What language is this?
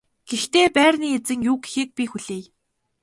Mongolian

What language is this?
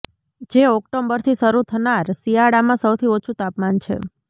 Gujarati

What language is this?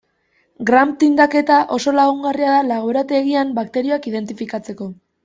Basque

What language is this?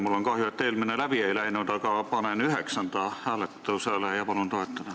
Estonian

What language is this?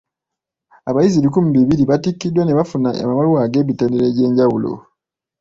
Ganda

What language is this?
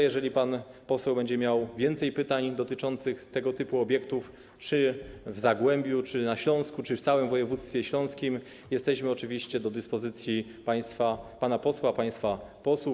Polish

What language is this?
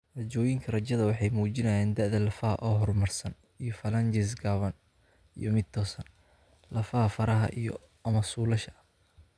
Somali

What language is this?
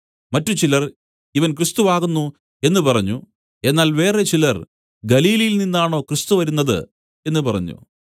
Malayalam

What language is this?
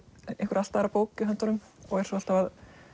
Icelandic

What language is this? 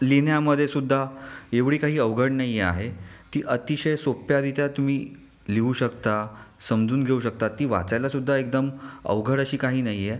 Marathi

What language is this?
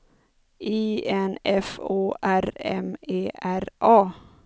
Swedish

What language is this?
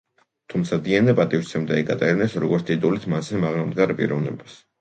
Georgian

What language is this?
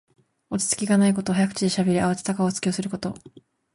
Japanese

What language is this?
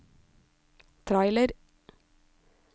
Norwegian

